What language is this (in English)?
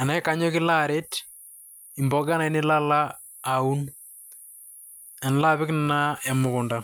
Masai